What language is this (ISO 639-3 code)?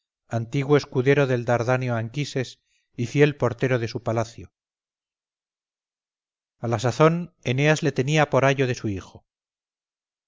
spa